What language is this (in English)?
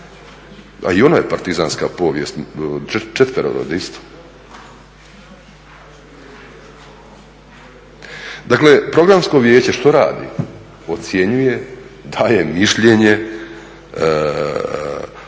Croatian